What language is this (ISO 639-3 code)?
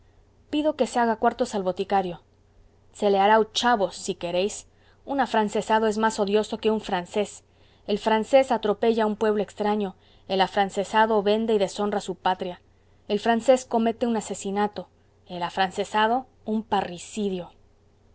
spa